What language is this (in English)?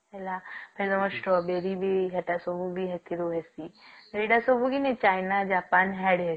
Odia